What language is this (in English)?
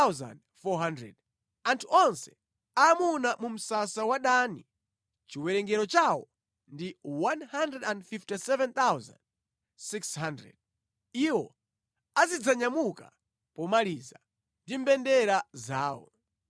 Nyanja